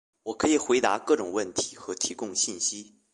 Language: Chinese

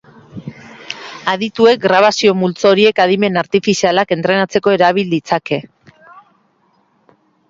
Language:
Basque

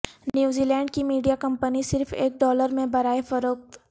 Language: Urdu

